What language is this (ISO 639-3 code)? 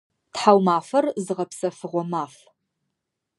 ady